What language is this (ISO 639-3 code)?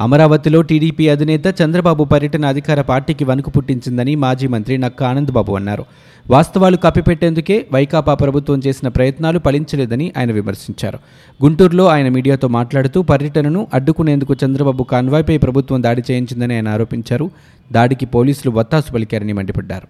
tel